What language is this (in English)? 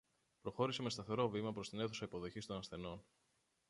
Greek